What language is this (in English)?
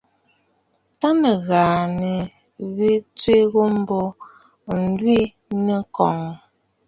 Bafut